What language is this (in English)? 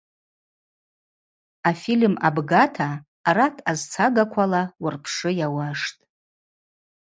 Abaza